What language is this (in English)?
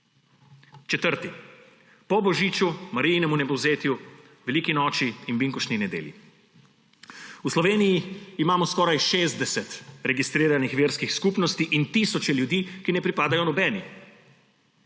Slovenian